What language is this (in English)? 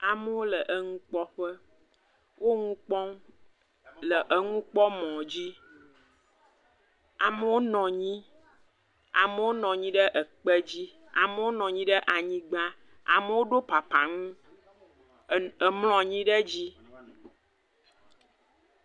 Ewe